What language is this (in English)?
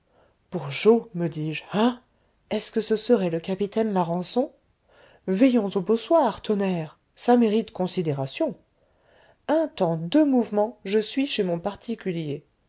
French